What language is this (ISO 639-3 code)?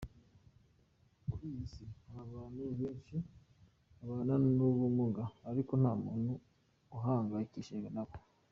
kin